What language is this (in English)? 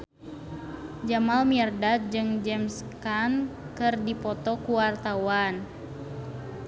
Sundanese